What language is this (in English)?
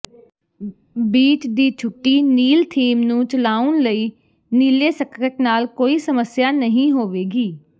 Punjabi